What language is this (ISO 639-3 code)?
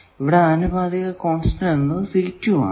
mal